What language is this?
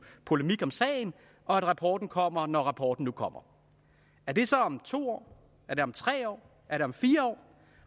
Danish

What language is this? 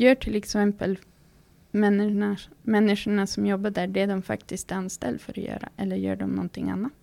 Swedish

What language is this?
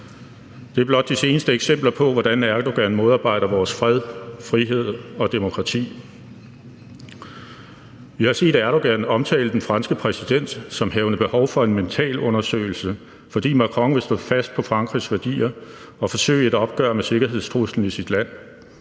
Danish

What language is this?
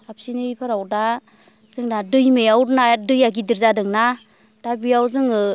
Bodo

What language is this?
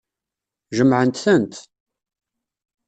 Kabyle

